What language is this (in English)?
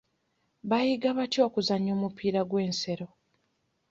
Ganda